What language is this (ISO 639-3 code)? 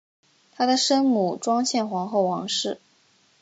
zho